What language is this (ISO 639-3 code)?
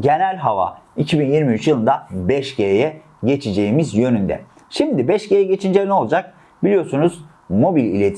tur